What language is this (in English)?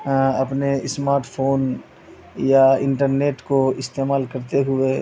Urdu